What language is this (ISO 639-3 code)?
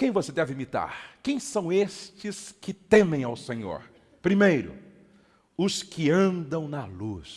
por